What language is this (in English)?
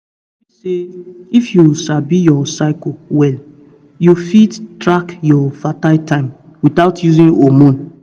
Nigerian Pidgin